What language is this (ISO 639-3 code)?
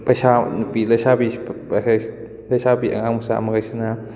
mni